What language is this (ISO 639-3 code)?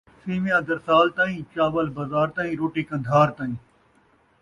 skr